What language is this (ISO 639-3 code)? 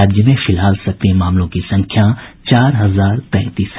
hin